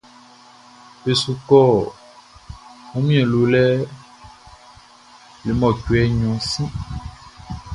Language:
Baoulé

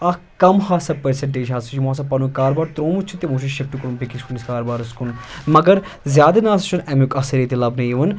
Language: Kashmiri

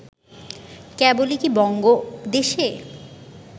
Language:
Bangla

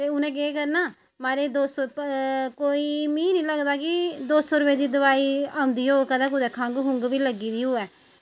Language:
Dogri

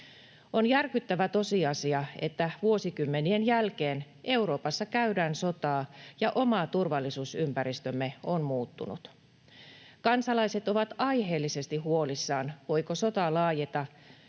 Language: Finnish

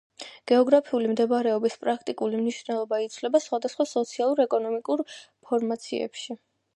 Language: Georgian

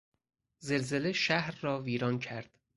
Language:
Persian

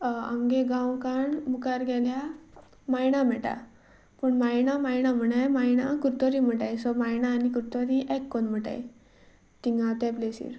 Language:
Konkani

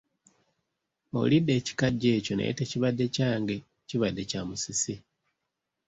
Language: Ganda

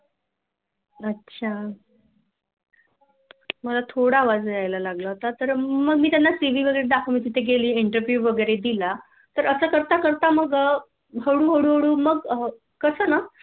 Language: Marathi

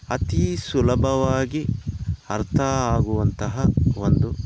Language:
Kannada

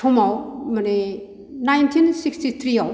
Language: Bodo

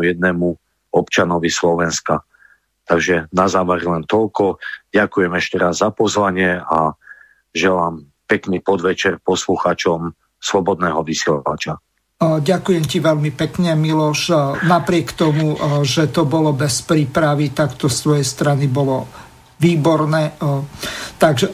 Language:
Slovak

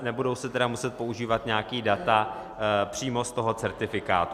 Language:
Czech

